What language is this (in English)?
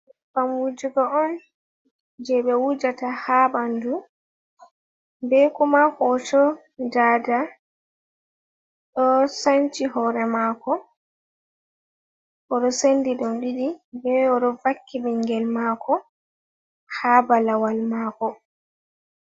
Fula